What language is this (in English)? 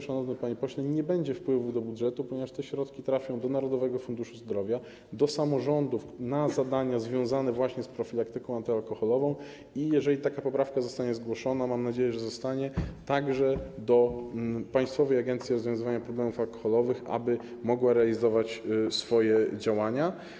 Polish